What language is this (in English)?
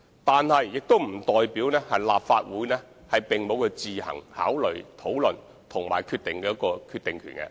Cantonese